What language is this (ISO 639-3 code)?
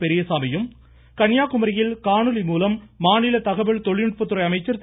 tam